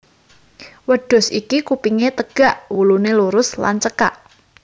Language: Javanese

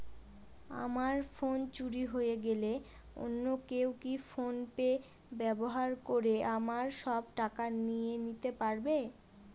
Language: Bangla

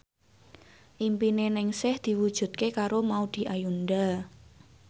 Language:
Javanese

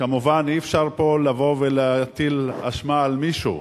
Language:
Hebrew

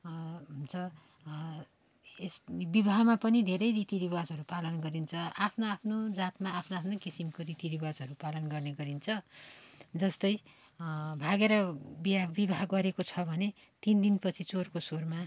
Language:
Nepali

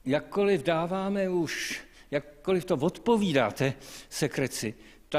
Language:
Czech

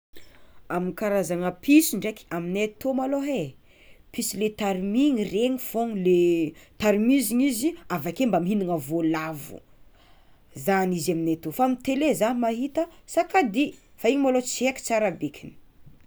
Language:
Tsimihety Malagasy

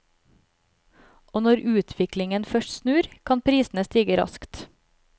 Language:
Norwegian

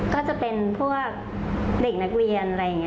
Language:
Thai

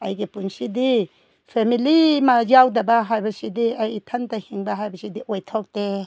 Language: Manipuri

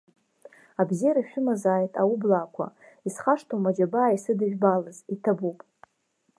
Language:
Abkhazian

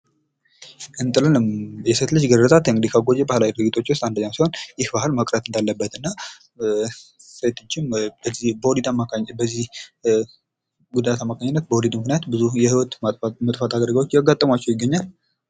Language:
Amharic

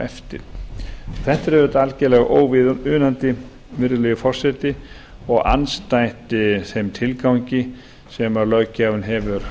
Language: Icelandic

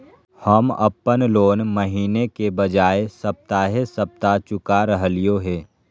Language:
Magahi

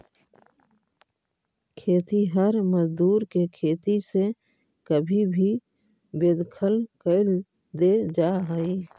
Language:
Magahi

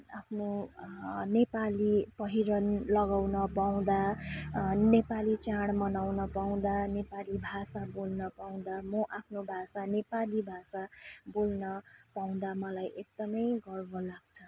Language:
Nepali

